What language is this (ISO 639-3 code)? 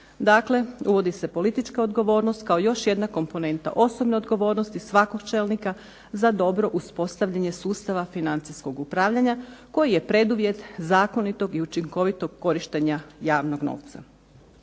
hrv